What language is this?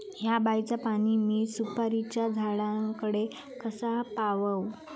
Marathi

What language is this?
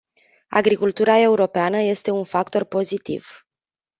Romanian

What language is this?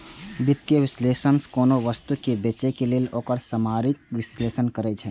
Maithili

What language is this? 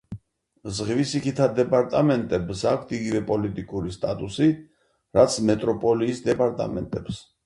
Georgian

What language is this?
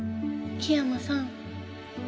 Japanese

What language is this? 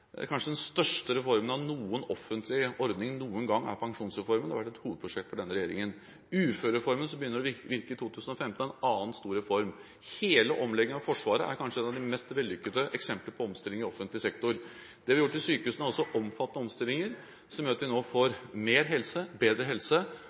Norwegian Bokmål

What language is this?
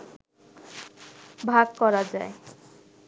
Bangla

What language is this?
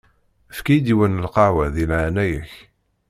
Kabyle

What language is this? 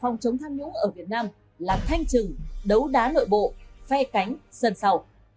Vietnamese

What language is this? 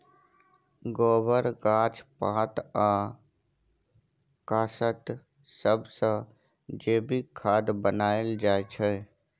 Maithili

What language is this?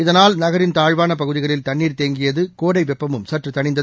Tamil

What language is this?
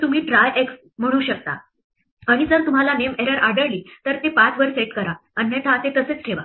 Marathi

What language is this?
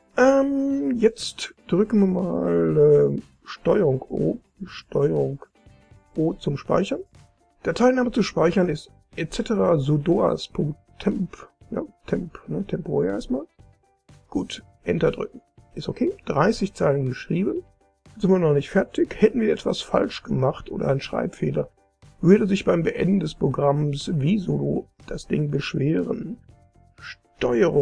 German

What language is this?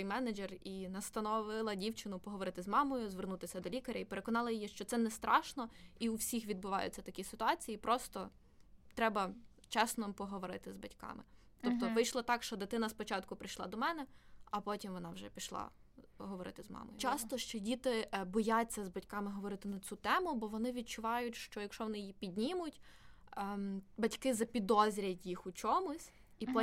Ukrainian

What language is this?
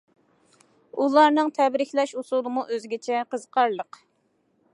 Uyghur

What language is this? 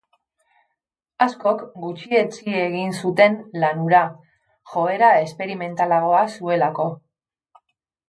Basque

